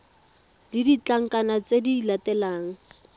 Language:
Tswana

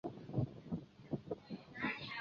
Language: Chinese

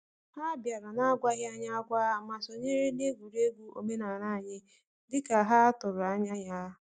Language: Igbo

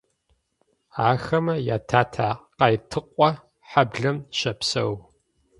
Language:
Adyghe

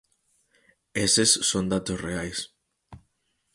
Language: Galician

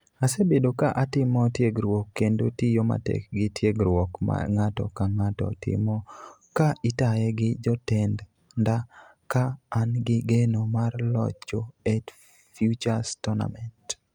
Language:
Luo (Kenya and Tanzania)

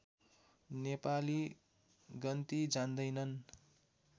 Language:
Nepali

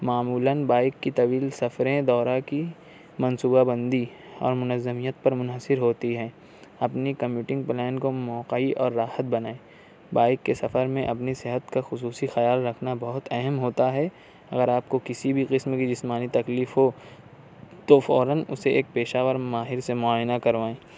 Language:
Urdu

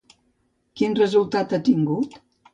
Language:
Catalan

